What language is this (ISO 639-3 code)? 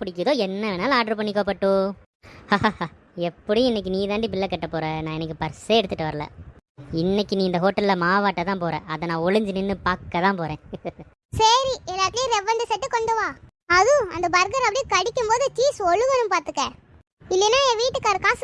tam